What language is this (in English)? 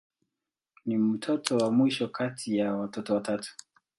Swahili